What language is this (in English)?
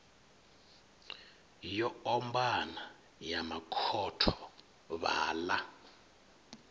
Venda